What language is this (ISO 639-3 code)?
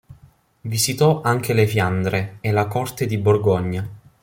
ita